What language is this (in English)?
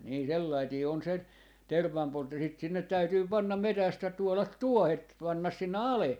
Finnish